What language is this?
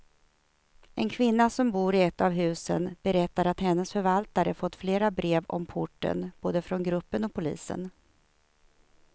Swedish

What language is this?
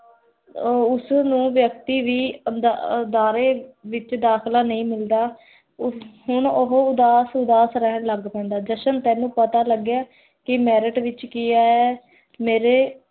Punjabi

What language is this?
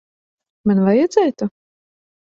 Latvian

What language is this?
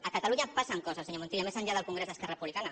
Catalan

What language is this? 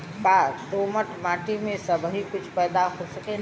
Bhojpuri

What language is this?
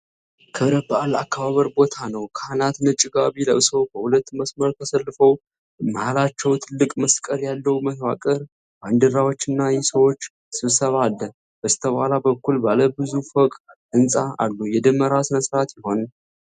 Amharic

